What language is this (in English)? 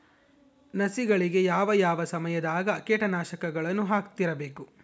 Kannada